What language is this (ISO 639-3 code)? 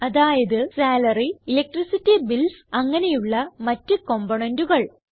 mal